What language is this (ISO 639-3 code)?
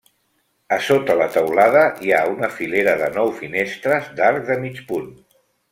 cat